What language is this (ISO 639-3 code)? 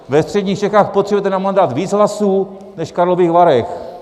ces